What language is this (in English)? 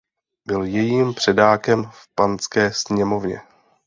Czech